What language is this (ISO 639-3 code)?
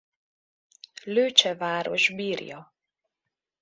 hun